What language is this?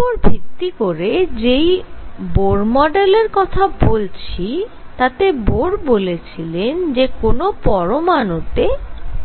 Bangla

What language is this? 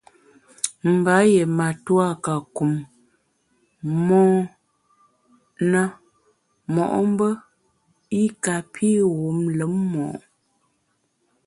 Bamun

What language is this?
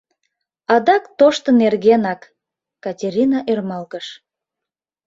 Mari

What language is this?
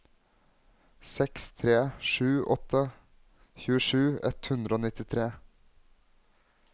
Norwegian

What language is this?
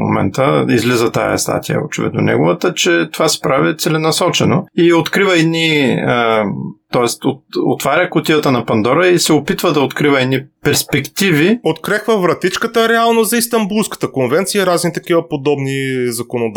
Bulgarian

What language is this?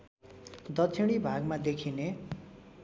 Nepali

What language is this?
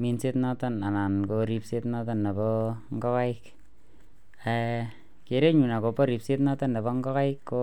Kalenjin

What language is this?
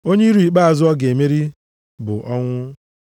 Igbo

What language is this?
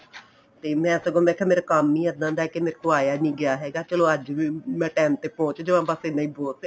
Punjabi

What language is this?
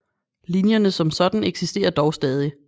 Danish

